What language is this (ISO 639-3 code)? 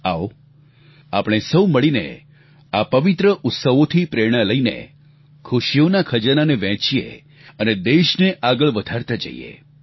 guj